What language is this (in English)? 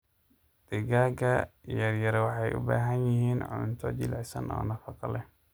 Somali